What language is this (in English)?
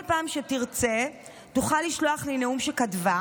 Hebrew